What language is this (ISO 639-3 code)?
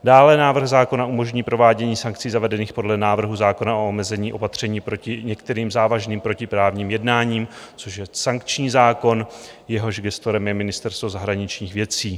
ces